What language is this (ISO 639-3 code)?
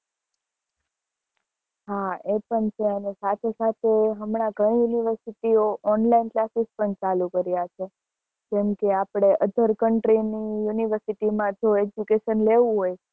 guj